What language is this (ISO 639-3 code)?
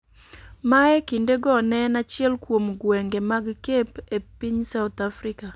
luo